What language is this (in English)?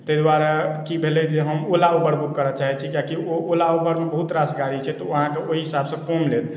Maithili